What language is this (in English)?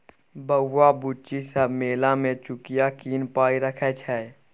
Maithili